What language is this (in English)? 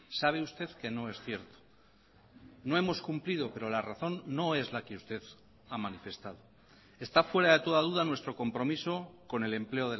Spanish